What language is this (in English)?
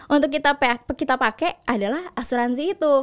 Indonesian